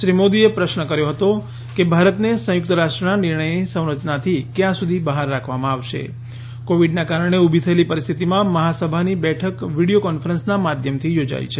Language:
Gujarati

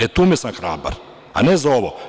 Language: Serbian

